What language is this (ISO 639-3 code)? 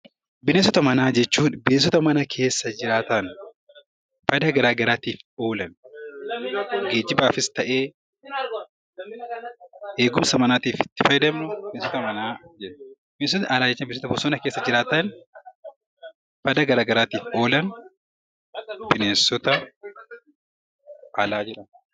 orm